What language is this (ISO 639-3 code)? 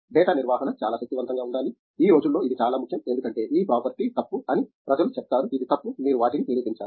tel